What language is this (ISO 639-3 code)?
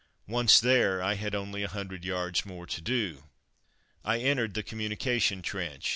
eng